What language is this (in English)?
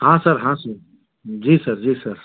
Hindi